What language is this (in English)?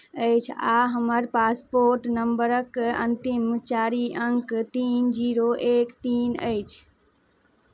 Maithili